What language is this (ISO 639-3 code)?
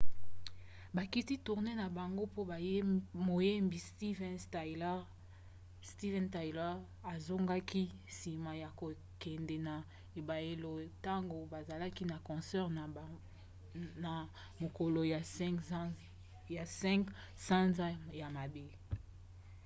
lin